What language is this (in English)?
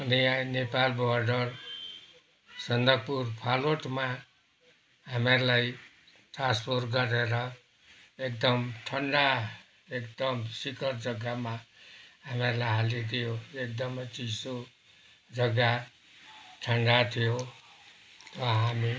Nepali